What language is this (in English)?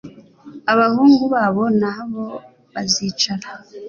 Kinyarwanda